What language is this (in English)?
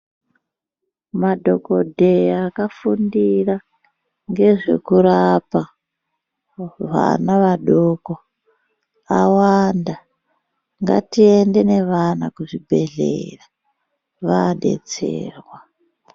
Ndau